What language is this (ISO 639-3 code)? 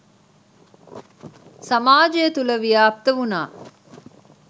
sin